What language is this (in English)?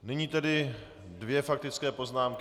Czech